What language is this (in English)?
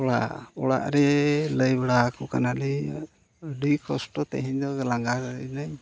Santali